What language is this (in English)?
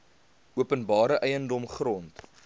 Afrikaans